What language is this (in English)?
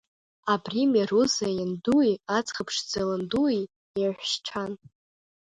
Abkhazian